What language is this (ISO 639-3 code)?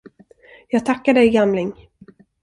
swe